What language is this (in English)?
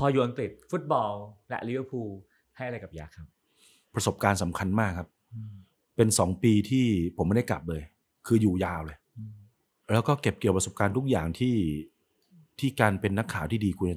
Thai